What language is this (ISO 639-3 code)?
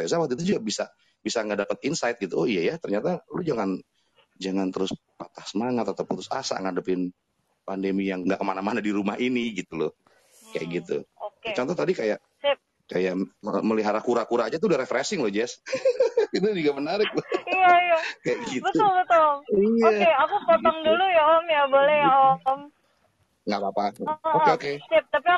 ind